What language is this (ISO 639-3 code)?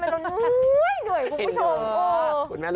tha